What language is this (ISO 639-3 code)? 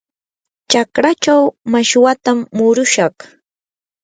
qur